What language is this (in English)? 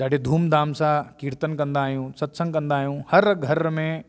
Sindhi